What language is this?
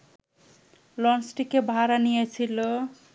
Bangla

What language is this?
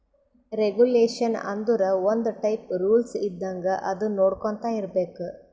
Kannada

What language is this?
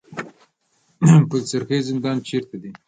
Pashto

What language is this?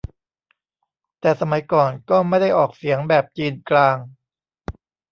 Thai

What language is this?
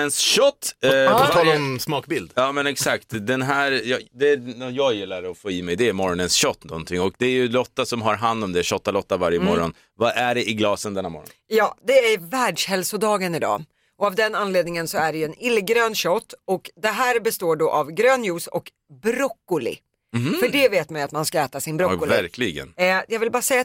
Swedish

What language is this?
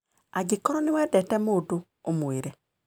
Kikuyu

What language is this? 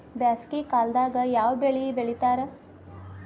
Kannada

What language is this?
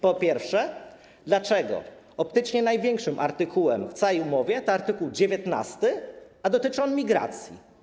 Polish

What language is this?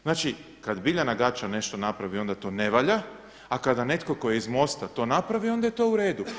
Croatian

